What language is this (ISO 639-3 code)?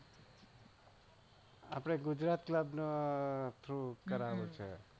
guj